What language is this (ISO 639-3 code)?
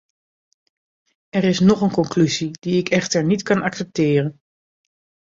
nld